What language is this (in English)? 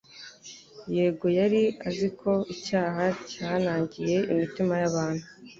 Kinyarwanda